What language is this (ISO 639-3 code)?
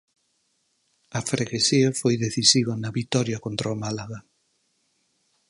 glg